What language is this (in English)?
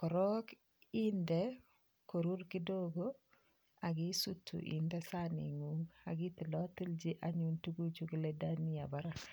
Kalenjin